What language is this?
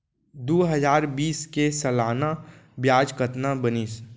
Chhattisgarhi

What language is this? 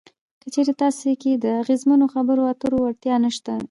Pashto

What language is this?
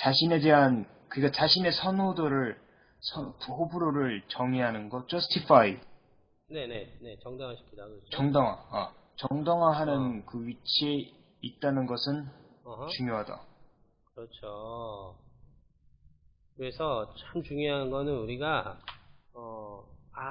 Korean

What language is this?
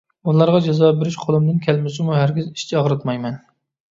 Uyghur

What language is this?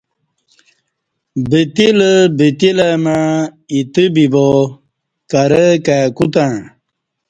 Kati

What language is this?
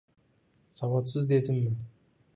Uzbek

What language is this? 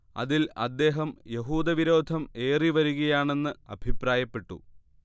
Malayalam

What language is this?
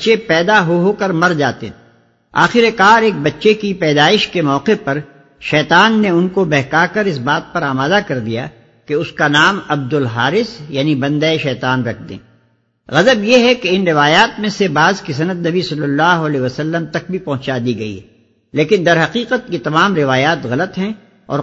Urdu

